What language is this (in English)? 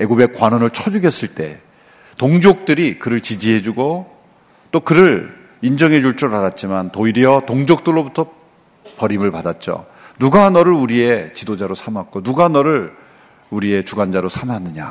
Korean